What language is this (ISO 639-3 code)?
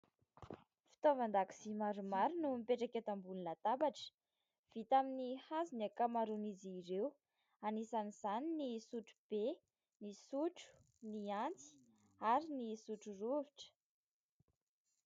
mlg